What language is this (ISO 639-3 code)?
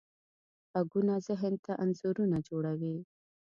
pus